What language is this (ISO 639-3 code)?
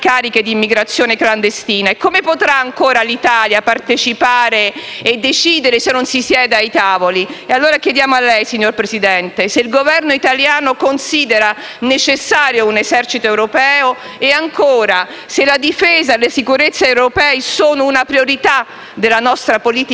ita